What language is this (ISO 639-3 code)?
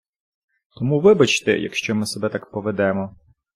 ukr